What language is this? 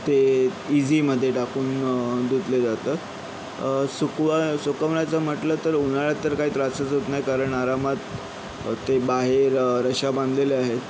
Marathi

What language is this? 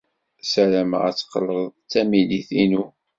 Kabyle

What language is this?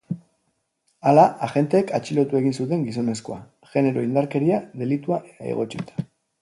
Basque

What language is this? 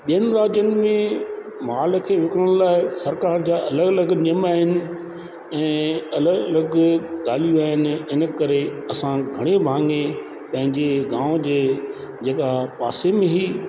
Sindhi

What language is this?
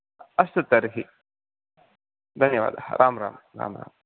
Sanskrit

